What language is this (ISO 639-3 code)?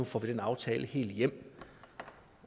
dan